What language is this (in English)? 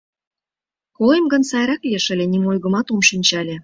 Mari